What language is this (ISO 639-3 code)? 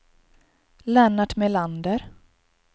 swe